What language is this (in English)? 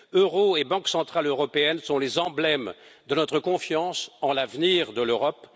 French